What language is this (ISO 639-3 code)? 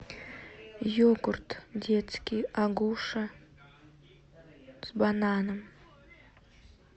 rus